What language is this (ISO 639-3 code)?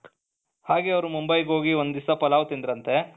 kan